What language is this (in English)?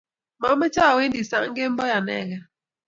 Kalenjin